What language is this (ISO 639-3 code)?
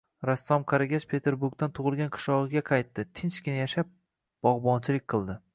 uzb